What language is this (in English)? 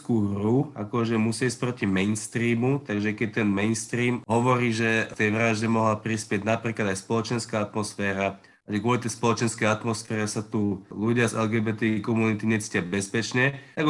Slovak